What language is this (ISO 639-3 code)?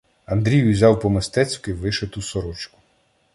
ukr